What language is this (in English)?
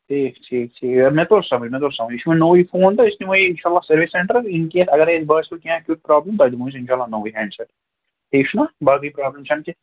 Kashmiri